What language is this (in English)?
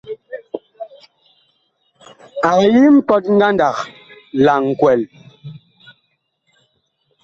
Bakoko